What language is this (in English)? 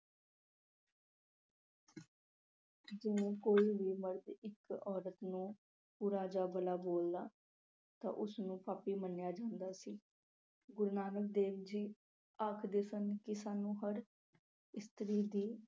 Punjabi